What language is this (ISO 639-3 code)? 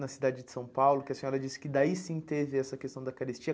por